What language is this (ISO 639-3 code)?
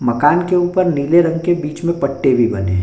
hin